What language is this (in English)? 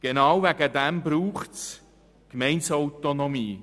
Swiss German